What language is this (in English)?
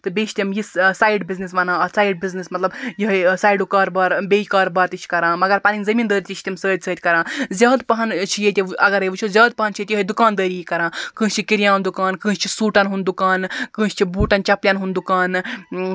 Kashmiri